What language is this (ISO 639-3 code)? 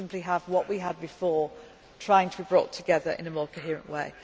eng